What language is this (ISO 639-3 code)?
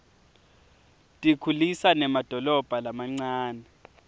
ssw